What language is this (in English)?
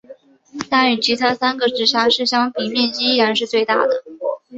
Chinese